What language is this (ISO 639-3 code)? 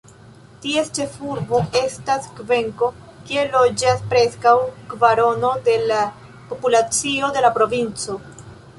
epo